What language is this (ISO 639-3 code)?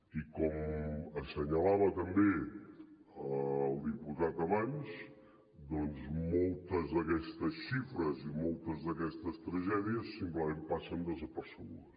cat